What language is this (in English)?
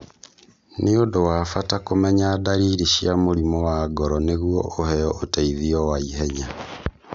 Kikuyu